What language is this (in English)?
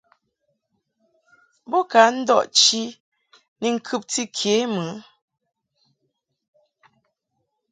Mungaka